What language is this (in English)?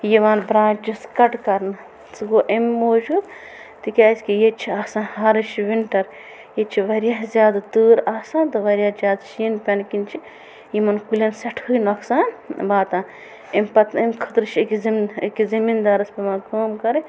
Kashmiri